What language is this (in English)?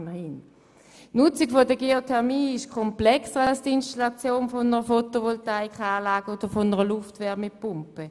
Swiss German